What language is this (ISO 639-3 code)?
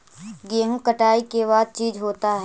mag